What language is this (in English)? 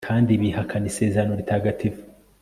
Kinyarwanda